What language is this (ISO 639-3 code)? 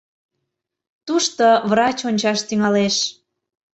chm